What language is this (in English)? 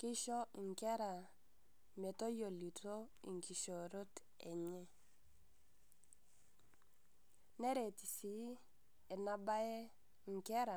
Masai